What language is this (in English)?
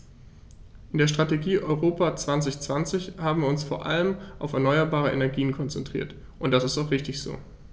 German